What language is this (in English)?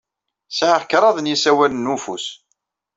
Kabyle